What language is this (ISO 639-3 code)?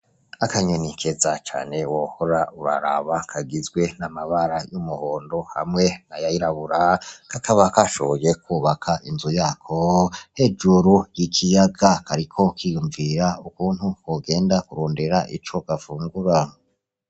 run